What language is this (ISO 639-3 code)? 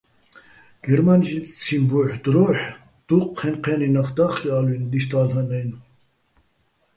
bbl